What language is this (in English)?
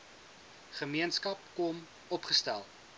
Afrikaans